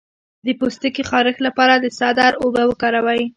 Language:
Pashto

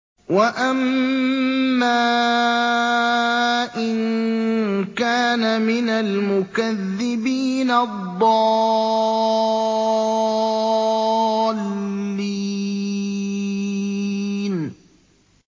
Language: Arabic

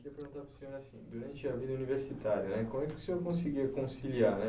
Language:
Portuguese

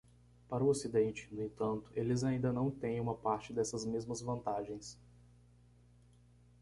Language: Portuguese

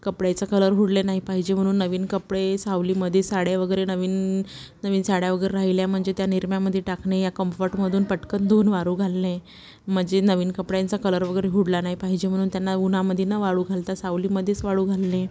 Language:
Marathi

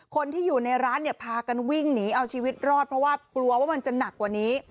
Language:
Thai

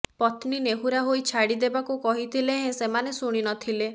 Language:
Odia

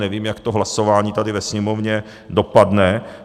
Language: Czech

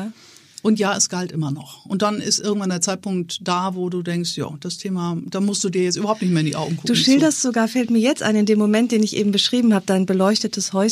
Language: German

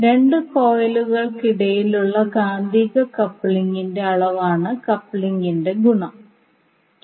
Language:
Malayalam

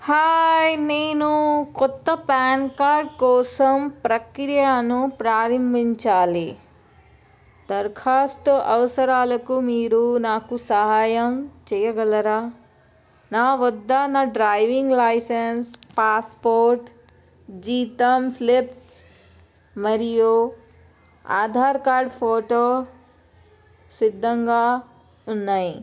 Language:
Telugu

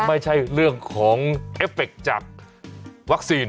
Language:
Thai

